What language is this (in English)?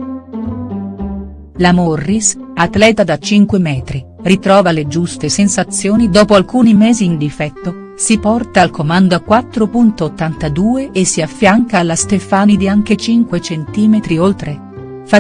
Italian